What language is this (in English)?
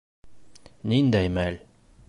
Bashkir